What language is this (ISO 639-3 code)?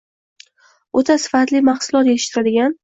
uzb